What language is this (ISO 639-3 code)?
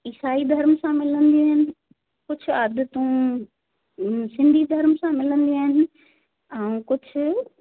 snd